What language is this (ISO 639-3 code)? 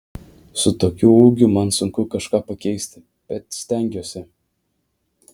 lit